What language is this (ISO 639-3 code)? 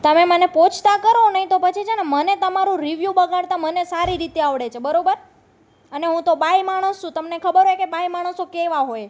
guj